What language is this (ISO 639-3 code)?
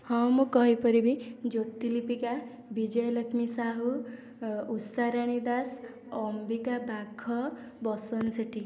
ori